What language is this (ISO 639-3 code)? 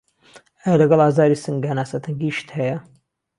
ckb